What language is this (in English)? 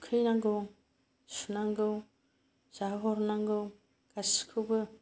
Bodo